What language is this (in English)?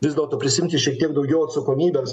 Lithuanian